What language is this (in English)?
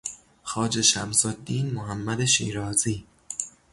Persian